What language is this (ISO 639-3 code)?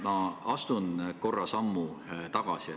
est